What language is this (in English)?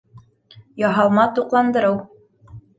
Bashkir